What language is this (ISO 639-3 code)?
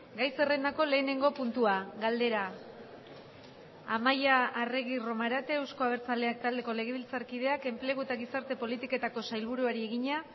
eus